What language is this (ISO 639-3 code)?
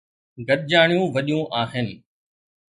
snd